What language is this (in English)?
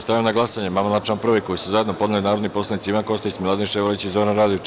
Serbian